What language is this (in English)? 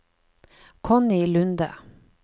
Norwegian